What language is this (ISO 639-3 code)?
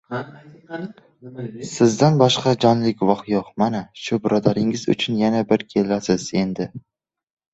uzb